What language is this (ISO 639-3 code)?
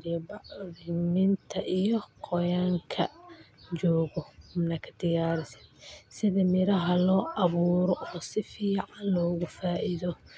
som